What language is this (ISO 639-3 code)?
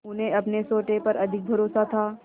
hin